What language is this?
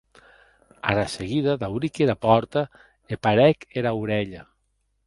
Occitan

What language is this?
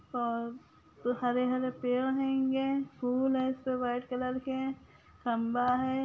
Magahi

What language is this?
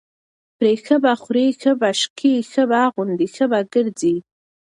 Pashto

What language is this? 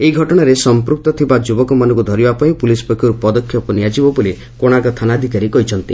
Odia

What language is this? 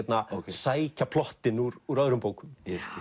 Icelandic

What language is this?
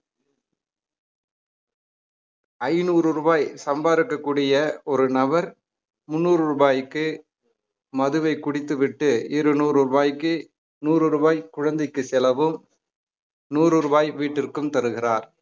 Tamil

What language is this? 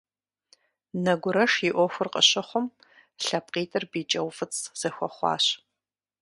Kabardian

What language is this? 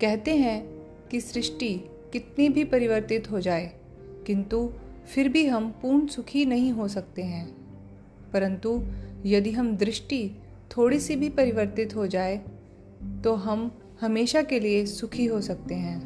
Hindi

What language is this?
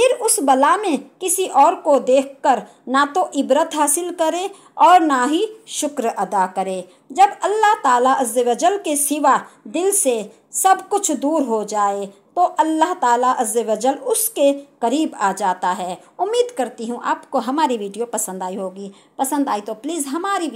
Hindi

